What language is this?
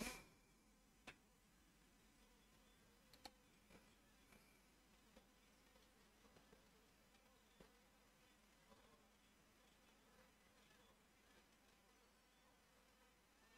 Hungarian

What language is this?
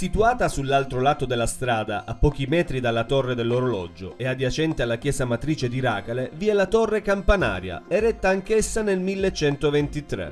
Italian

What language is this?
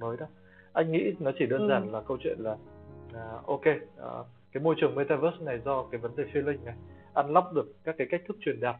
Vietnamese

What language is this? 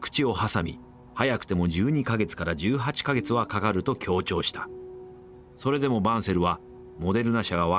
Japanese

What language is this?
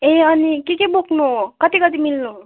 Nepali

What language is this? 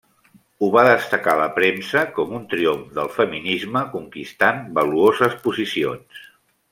Catalan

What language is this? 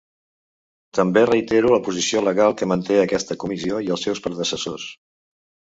Catalan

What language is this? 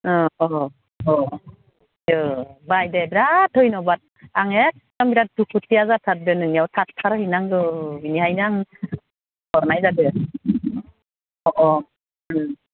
Bodo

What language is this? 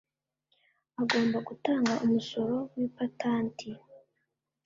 Kinyarwanda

